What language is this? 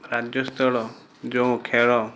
Odia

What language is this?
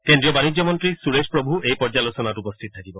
Assamese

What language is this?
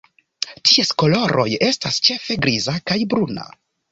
Esperanto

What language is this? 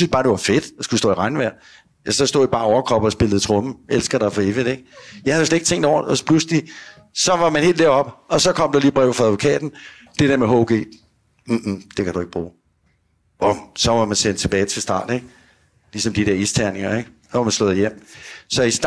Danish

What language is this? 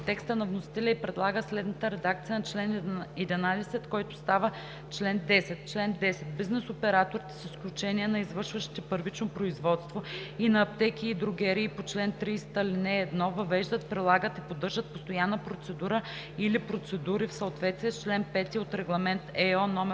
Bulgarian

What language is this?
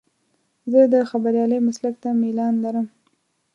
Pashto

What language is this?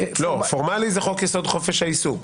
Hebrew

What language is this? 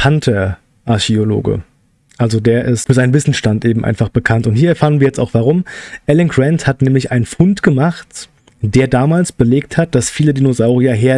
German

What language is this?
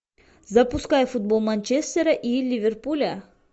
Russian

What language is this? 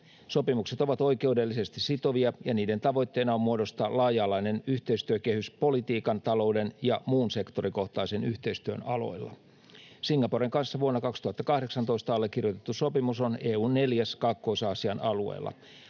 Finnish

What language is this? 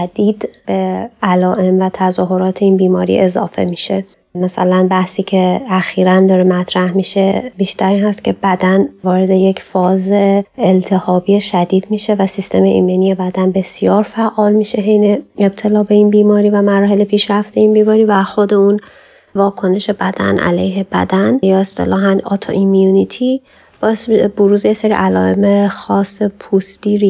Persian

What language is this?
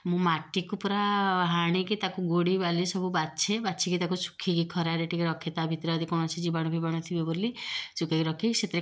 Odia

